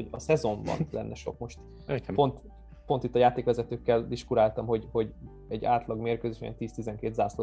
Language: Hungarian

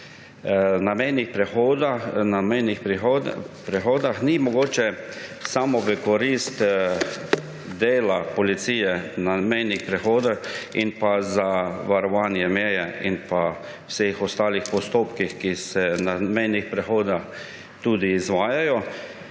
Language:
Slovenian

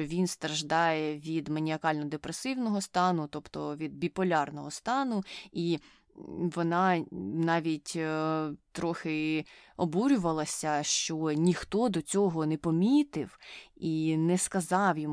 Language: Ukrainian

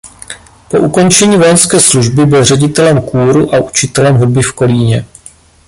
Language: Czech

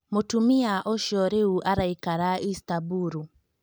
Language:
Kikuyu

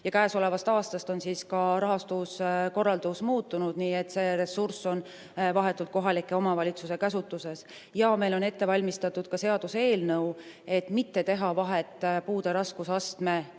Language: Estonian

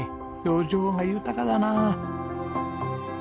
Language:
Japanese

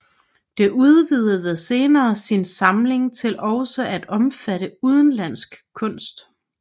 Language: Danish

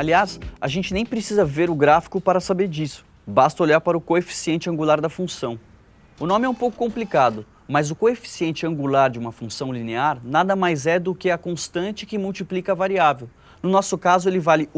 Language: Portuguese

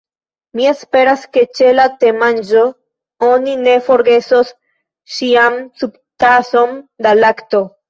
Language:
Esperanto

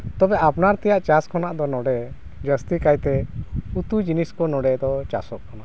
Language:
Santali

